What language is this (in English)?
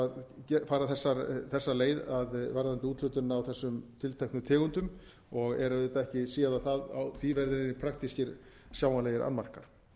Icelandic